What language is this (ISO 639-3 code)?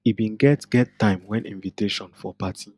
pcm